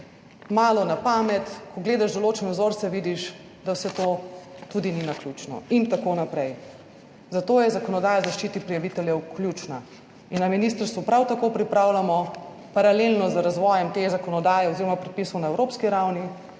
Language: Slovenian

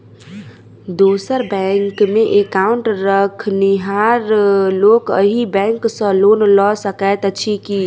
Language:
Maithili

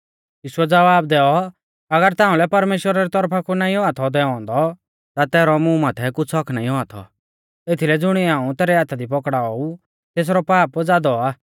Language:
Mahasu Pahari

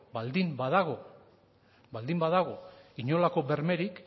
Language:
Basque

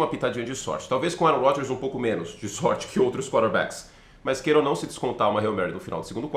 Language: Portuguese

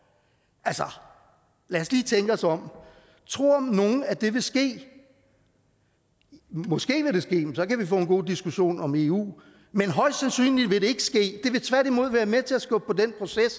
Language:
Danish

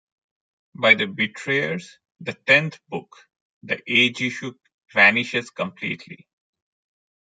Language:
English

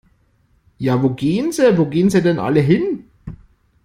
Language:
German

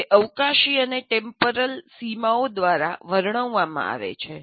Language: Gujarati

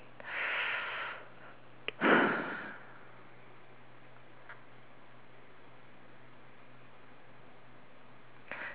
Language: English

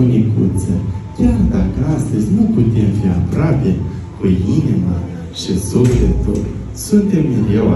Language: Romanian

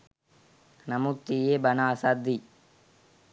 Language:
Sinhala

